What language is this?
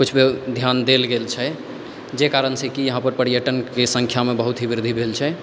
Maithili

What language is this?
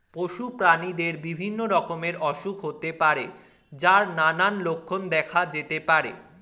Bangla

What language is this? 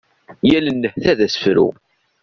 Kabyle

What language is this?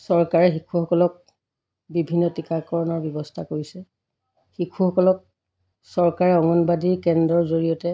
Assamese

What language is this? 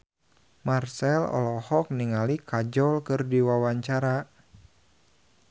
Sundanese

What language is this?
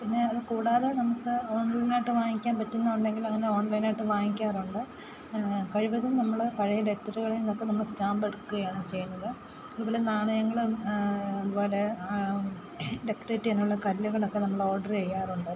Malayalam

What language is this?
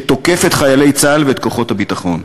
Hebrew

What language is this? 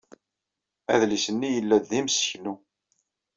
Kabyle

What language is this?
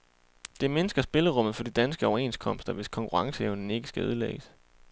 Danish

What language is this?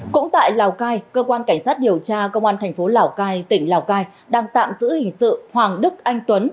Vietnamese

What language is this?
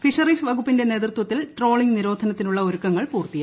Malayalam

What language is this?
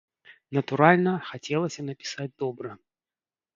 Belarusian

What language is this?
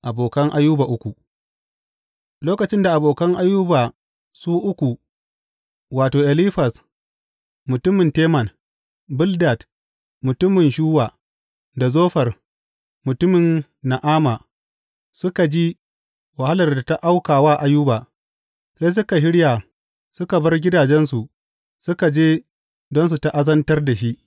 Hausa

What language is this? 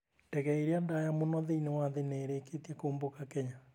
Kikuyu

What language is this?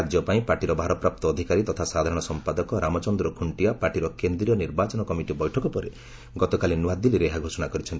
Odia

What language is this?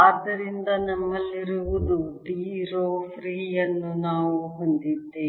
Kannada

